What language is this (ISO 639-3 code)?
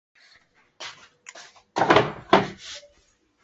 zho